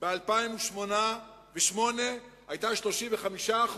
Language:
Hebrew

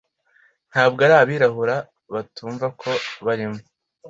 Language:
Kinyarwanda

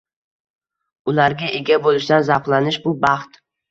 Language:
Uzbek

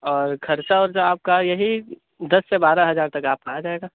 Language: Urdu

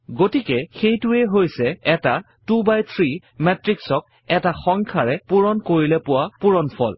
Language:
Assamese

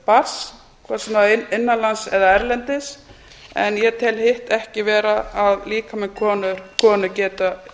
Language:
Icelandic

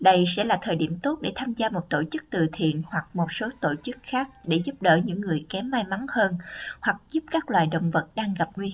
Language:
Vietnamese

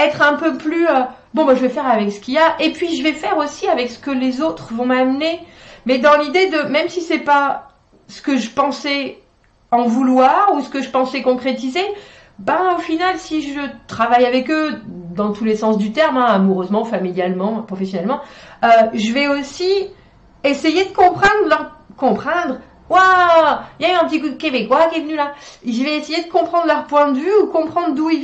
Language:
French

